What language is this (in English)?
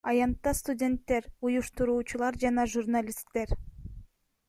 Kyrgyz